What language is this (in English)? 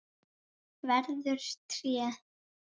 Icelandic